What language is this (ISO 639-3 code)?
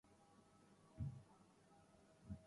urd